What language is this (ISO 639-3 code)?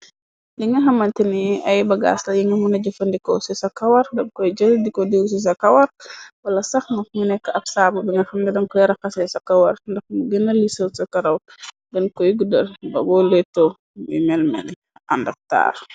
wol